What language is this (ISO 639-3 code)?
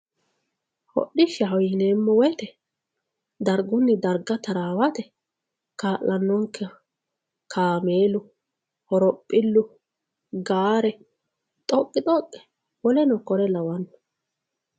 sid